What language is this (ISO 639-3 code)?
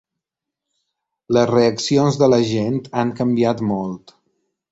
cat